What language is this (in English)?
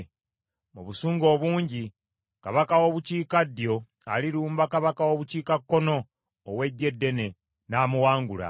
Ganda